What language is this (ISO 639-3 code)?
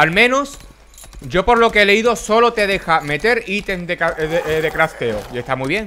spa